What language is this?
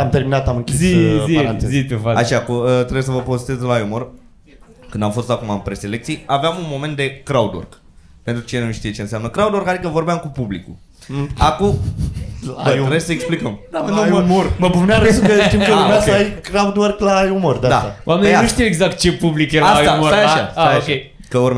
Romanian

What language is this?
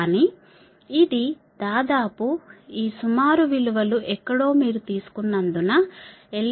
Telugu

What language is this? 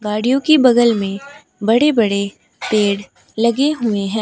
Hindi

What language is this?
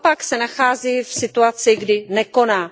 Czech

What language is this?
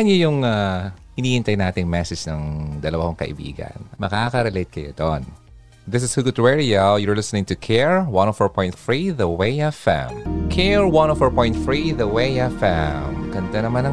Filipino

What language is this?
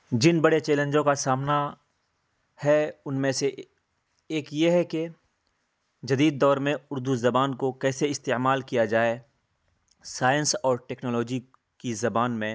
Urdu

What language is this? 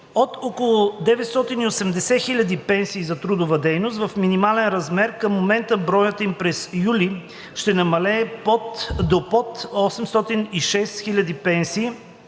Bulgarian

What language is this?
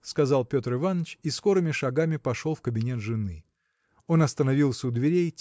Russian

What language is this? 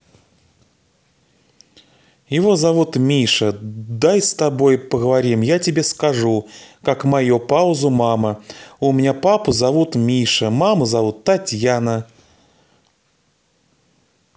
Russian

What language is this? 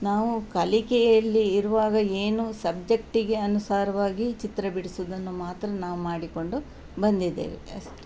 Kannada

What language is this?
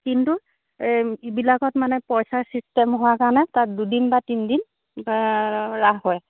Assamese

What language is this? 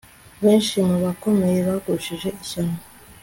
Kinyarwanda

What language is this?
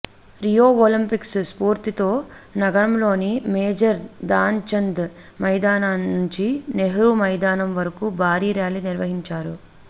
Telugu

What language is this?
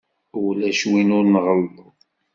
Kabyle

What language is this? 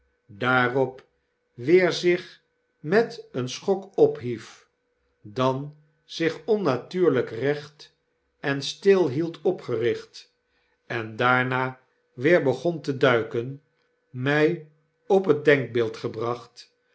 Dutch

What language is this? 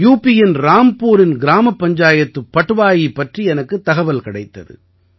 Tamil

